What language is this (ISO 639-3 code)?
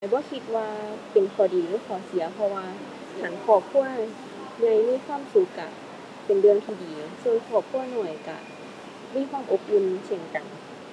tha